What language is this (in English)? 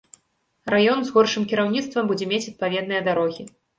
Belarusian